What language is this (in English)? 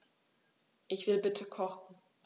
German